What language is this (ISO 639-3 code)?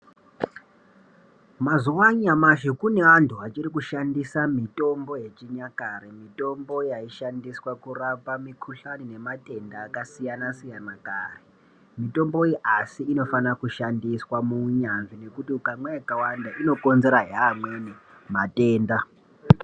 ndc